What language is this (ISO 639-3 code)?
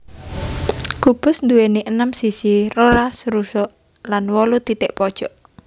jav